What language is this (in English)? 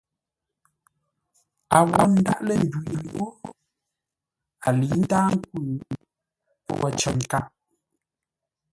Ngombale